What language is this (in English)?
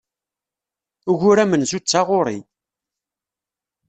Kabyle